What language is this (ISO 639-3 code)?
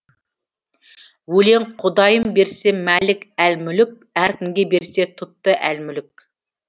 kaz